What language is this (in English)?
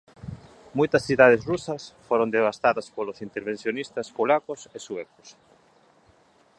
Galician